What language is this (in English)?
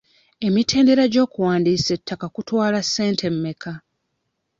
Ganda